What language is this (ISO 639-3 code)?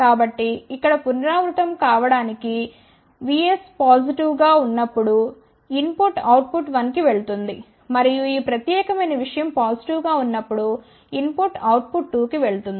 tel